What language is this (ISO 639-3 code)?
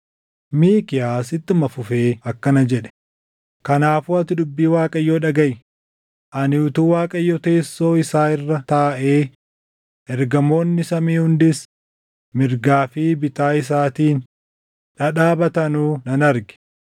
orm